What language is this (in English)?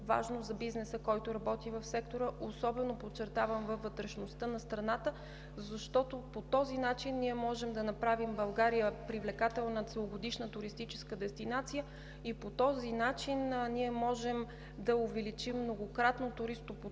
Bulgarian